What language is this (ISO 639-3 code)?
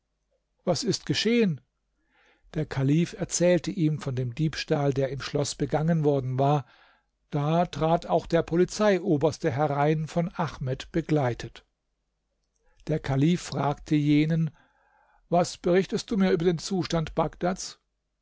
deu